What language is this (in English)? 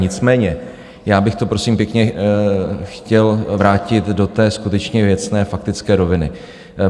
Czech